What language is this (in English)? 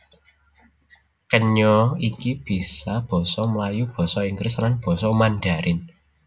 Javanese